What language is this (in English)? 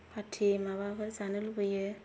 Bodo